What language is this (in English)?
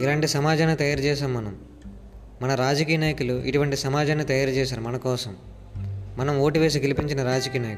Telugu